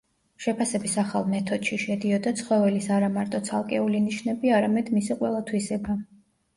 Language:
Georgian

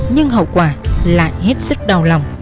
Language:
Vietnamese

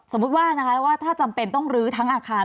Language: Thai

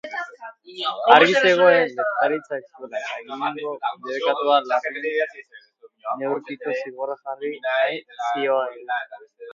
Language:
Basque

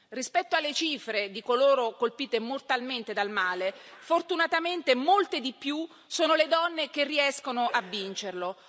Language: Italian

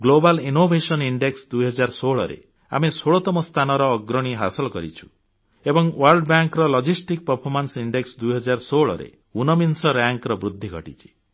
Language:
Odia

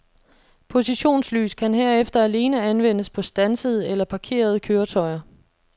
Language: Danish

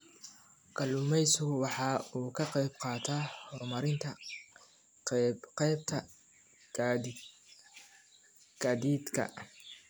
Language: Somali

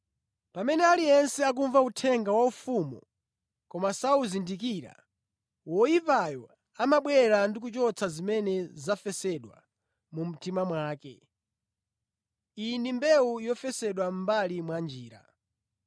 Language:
Nyanja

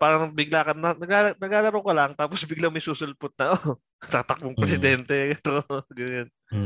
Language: Filipino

